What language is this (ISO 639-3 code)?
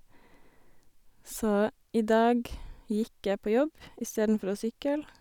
nor